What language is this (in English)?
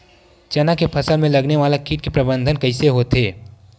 Chhattisgarhi